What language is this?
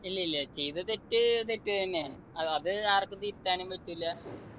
Malayalam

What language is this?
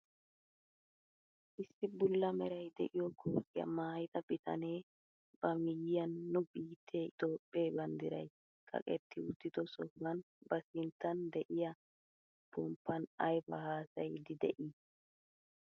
Wolaytta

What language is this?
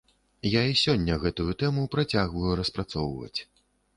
Belarusian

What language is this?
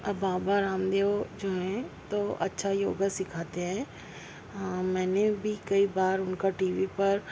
Urdu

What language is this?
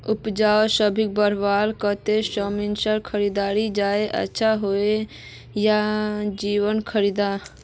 Magahi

